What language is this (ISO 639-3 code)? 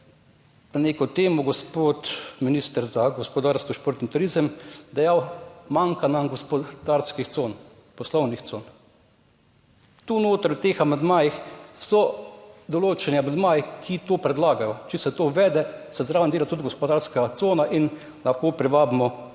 slv